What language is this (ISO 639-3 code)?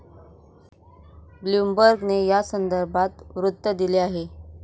mar